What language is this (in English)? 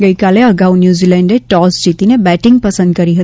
Gujarati